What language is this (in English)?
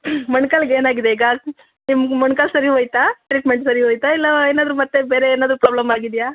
Kannada